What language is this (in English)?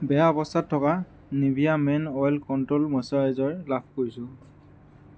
Assamese